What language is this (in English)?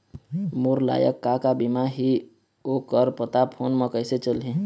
Chhattisgarhi